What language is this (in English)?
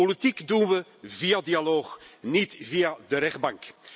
Dutch